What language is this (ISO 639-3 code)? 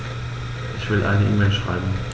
deu